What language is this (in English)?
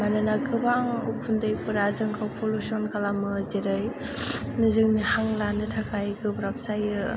Bodo